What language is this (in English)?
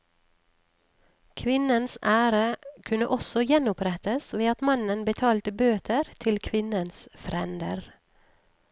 Norwegian